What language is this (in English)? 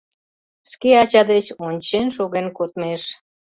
Mari